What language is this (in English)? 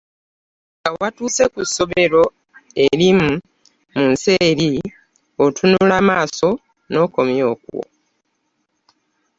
Ganda